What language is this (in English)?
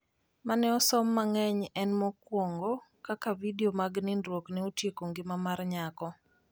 Luo (Kenya and Tanzania)